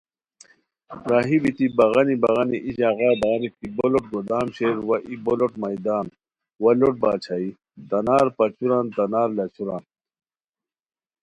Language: Khowar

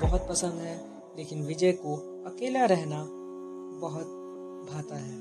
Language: Hindi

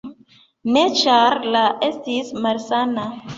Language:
Esperanto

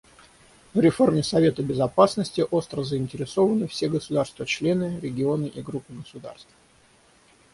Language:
Russian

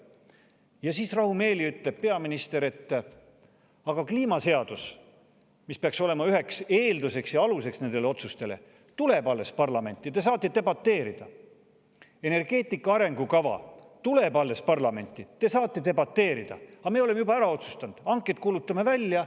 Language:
Estonian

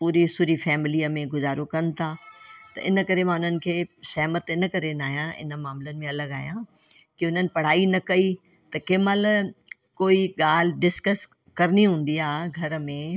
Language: Sindhi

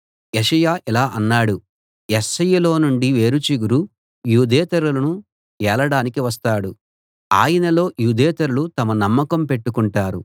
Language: Telugu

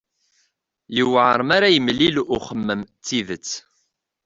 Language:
Kabyle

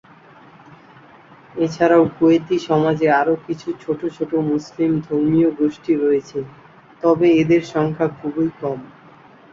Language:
Bangla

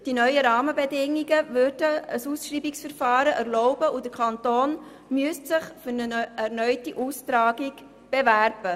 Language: Swiss German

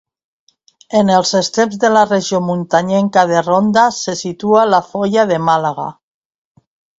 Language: Catalan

